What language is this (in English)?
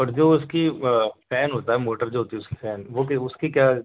Urdu